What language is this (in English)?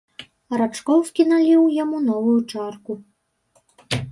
Belarusian